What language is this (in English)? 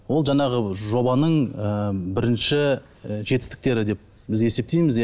Kazakh